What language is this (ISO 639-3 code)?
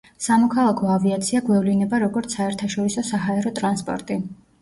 kat